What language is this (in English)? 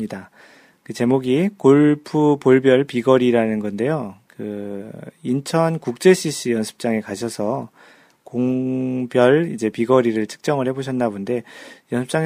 Korean